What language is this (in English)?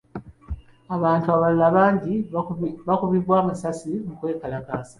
Ganda